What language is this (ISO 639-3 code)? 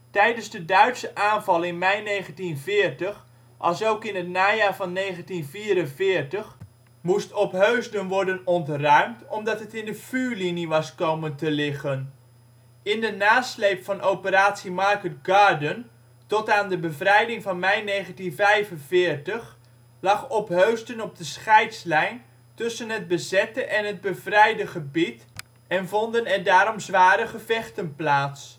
nld